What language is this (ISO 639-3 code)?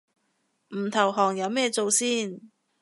yue